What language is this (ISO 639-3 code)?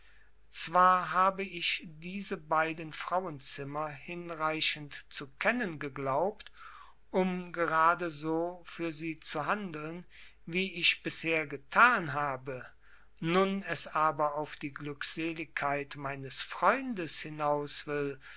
deu